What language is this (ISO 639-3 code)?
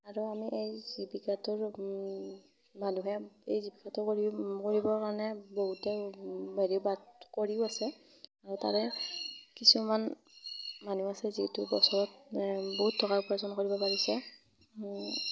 asm